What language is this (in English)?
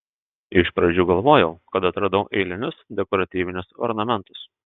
Lithuanian